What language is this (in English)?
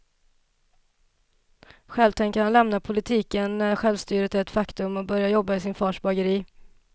Swedish